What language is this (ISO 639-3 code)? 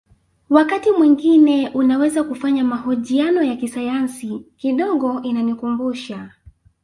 swa